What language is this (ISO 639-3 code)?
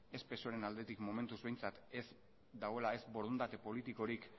eus